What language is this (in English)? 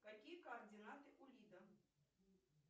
Russian